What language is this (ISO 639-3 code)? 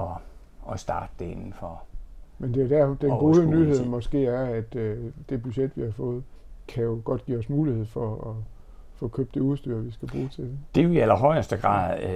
dan